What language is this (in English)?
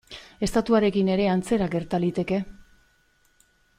Basque